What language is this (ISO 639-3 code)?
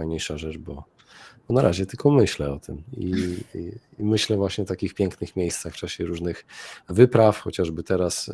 pol